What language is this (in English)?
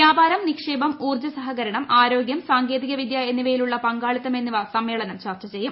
Malayalam